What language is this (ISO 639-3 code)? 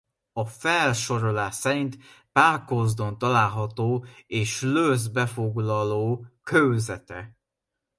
hun